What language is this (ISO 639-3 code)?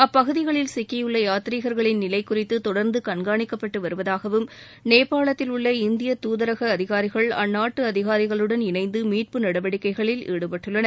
tam